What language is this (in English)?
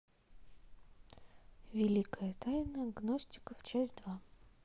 Russian